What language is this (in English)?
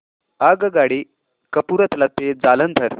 Marathi